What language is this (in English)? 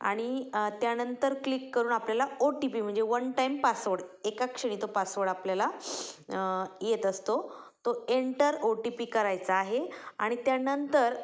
Marathi